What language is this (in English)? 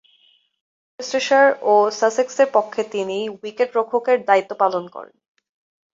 Bangla